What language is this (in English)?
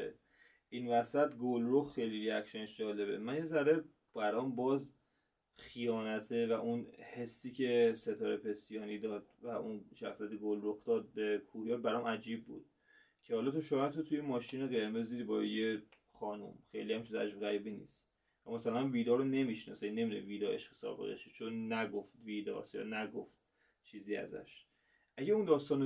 Persian